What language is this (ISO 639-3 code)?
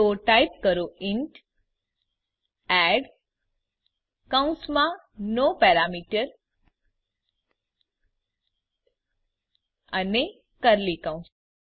guj